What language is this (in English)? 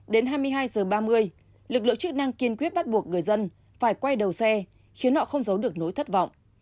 Vietnamese